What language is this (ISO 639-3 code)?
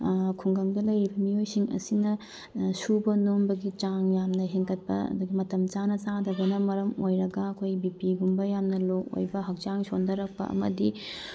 mni